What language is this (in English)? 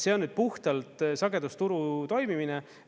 Estonian